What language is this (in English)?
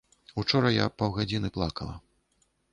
Belarusian